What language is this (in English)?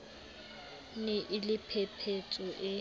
Southern Sotho